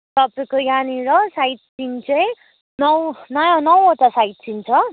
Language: Nepali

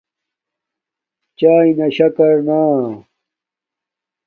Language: Domaaki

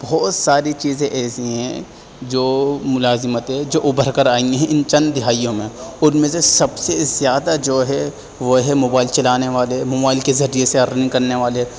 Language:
Urdu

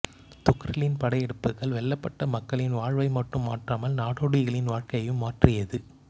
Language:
Tamil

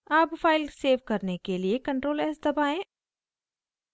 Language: Hindi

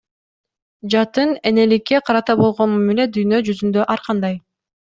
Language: Kyrgyz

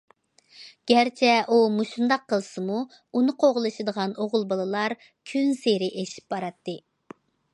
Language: Uyghur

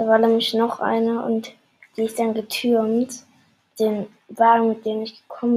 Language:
German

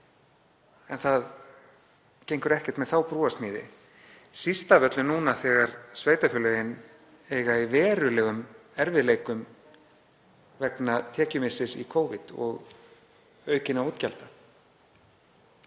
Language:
Icelandic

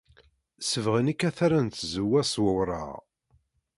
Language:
Kabyle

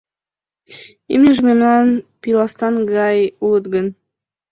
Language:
Mari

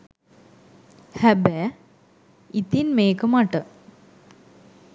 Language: Sinhala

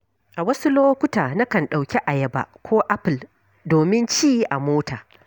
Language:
Hausa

